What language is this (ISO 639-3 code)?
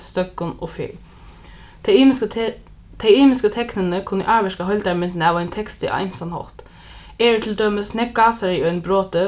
fao